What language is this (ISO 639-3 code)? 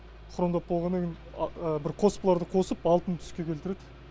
kaz